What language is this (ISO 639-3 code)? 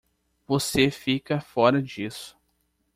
por